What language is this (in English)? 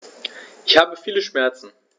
German